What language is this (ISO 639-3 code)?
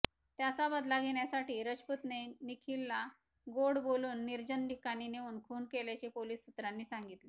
mar